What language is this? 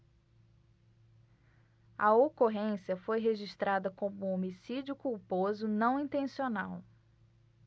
Portuguese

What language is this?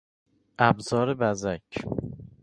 Persian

